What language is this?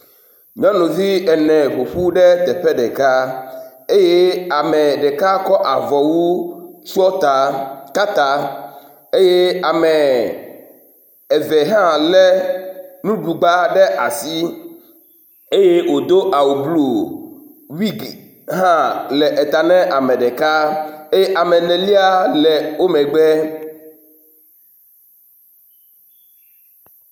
Ewe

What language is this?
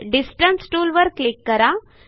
Marathi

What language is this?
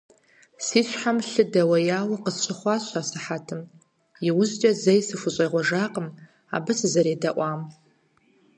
Kabardian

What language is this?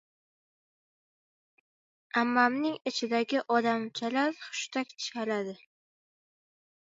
Uzbek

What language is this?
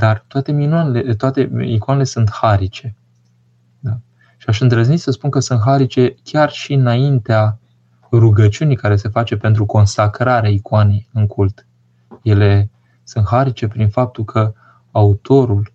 Romanian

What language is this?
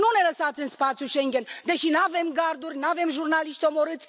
Romanian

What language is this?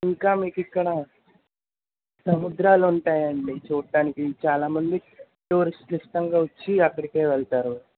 Telugu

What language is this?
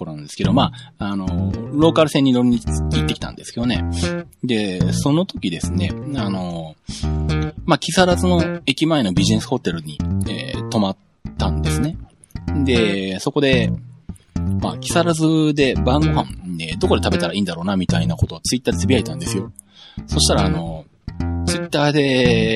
Japanese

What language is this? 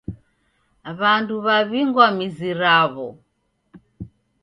Taita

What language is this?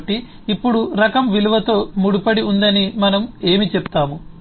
Telugu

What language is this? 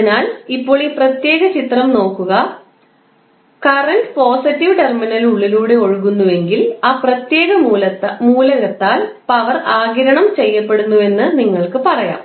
Malayalam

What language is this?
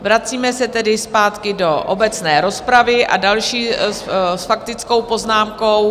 Czech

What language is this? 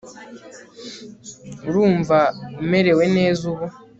Kinyarwanda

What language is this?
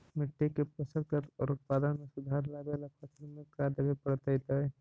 Magahi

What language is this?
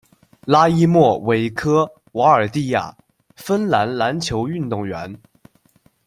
Chinese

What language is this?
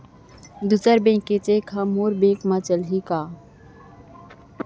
Chhattisgarhi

